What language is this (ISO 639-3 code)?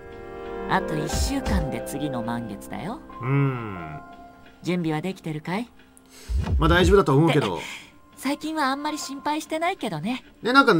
jpn